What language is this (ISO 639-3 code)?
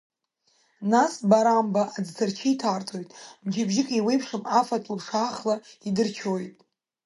abk